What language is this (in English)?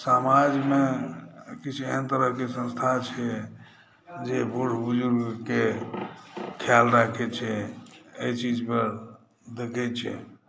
Maithili